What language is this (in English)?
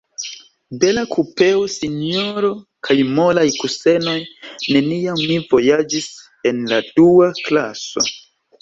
Esperanto